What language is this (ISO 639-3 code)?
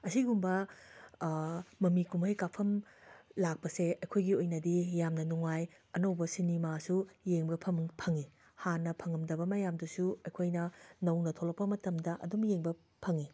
mni